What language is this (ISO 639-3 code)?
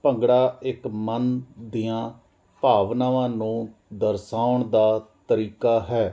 pan